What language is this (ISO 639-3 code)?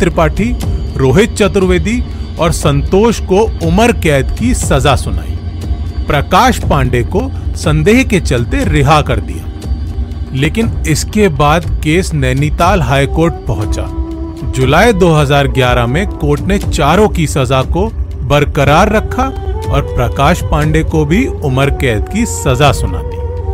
hin